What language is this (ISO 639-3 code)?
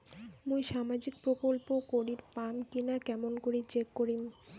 ben